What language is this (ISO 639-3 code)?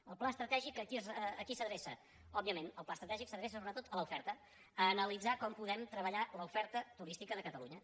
cat